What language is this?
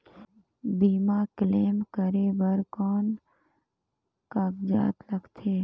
Chhattisgarhi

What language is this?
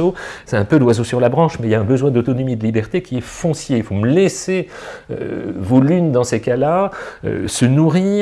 French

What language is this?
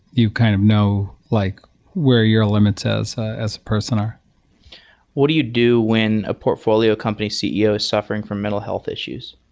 English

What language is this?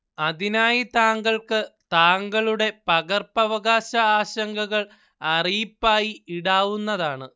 Malayalam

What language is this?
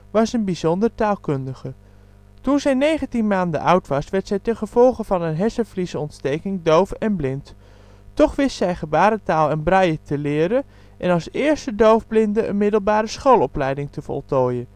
Dutch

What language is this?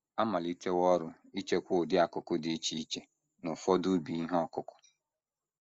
Igbo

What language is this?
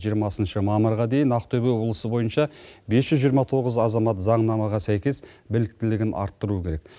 Kazakh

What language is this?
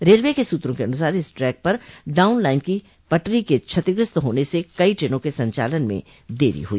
Hindi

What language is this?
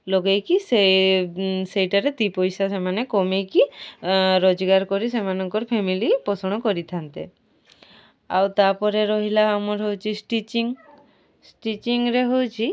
Odia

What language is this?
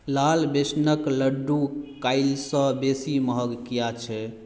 Maithili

